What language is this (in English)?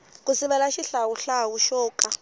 Tsonga